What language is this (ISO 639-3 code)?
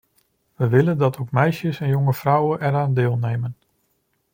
nld